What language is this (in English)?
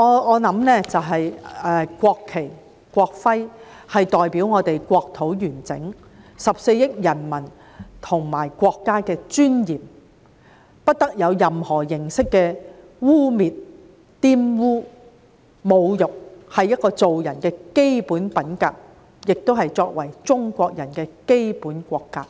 Cantonese